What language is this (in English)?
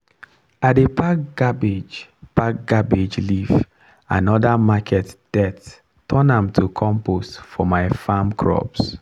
Nigerian Pidgin